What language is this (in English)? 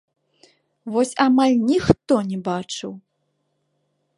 Belarusian